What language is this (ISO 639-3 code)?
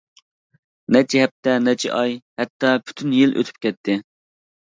uig